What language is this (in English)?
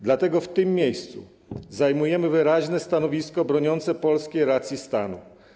Polish